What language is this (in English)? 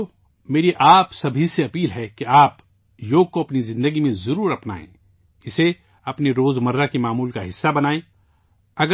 Urdu